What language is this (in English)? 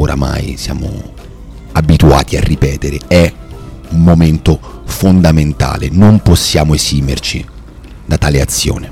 Italian